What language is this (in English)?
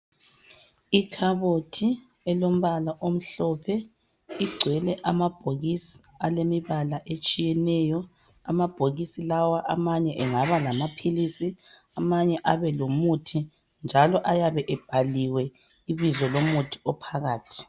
North Ndebele